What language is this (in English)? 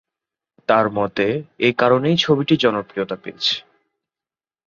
Bangla